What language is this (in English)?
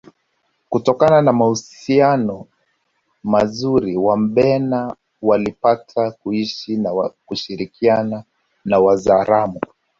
Swahili